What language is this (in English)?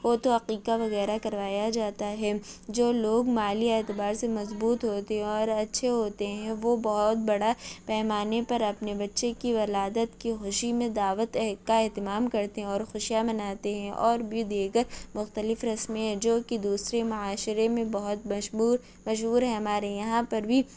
Urdu